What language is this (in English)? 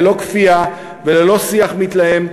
Hebrew